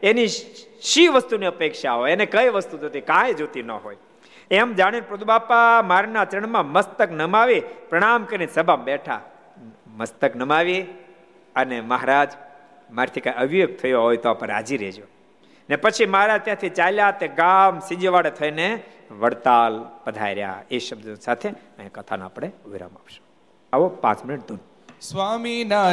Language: Gujarati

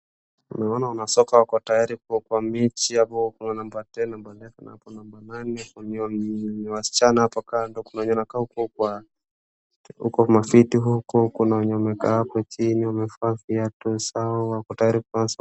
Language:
Swahili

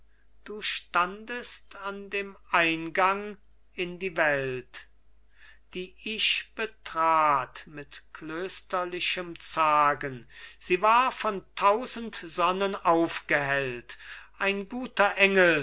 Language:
German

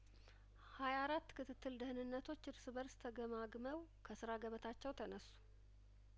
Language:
Amharic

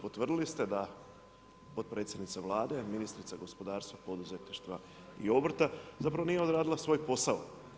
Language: Croatian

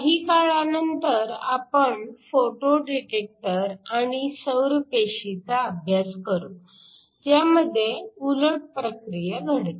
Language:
Marathi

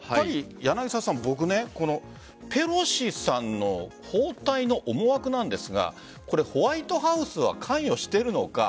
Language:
Japanese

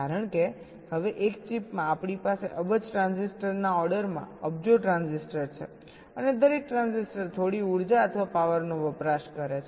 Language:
Gujarati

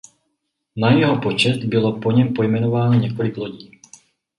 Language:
Czech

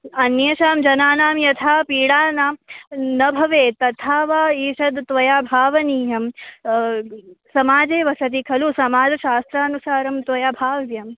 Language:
Sanskrit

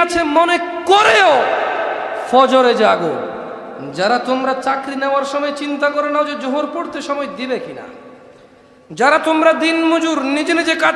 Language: Arabic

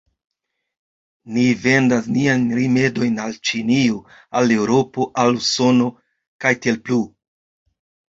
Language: Esperanto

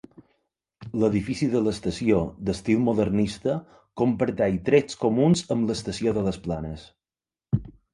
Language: Catalan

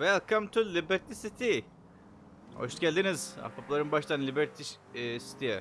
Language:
Turkish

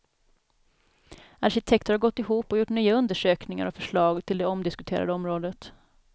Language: Swedish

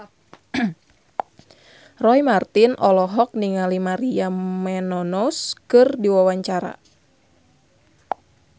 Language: Sundanese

